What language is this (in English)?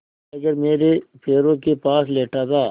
Hindi